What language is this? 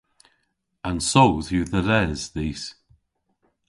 Cornish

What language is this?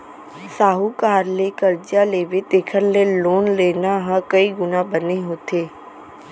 Chhattisgarhi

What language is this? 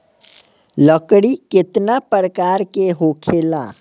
Bhojpuri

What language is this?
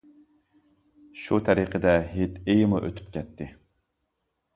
Uyghur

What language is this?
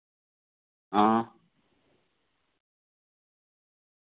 Dogri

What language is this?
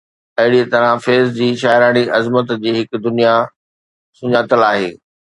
Sindhi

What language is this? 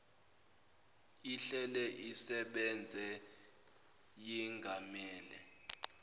Zulu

